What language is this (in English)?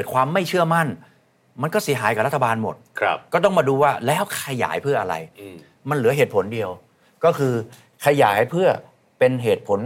Thai